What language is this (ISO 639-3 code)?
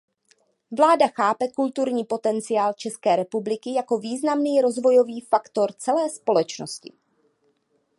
ces